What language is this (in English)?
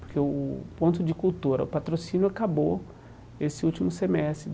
Portuguese